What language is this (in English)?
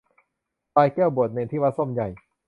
Thai